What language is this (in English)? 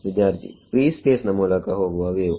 Kannada